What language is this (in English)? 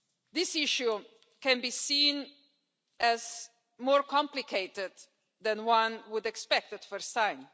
English